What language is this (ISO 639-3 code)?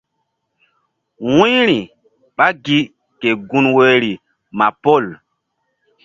mdd